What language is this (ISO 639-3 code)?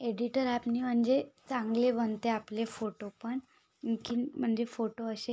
mar